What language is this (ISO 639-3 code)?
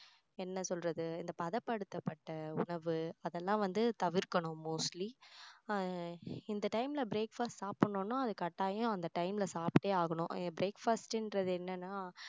tam